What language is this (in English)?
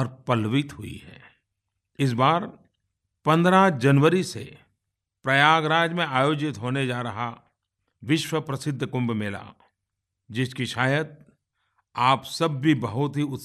Hindi